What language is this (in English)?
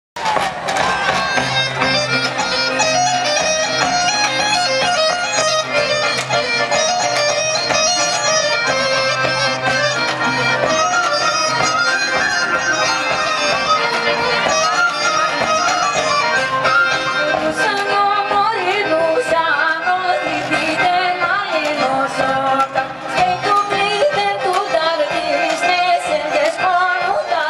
Greek